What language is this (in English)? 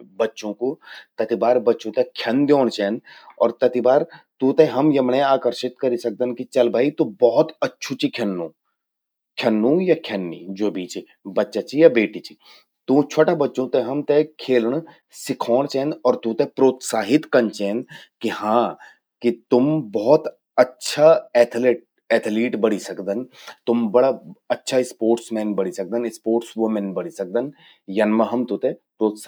Garhwali